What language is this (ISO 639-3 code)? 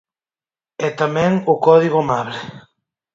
glg